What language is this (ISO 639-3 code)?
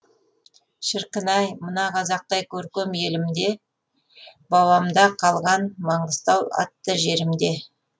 kaz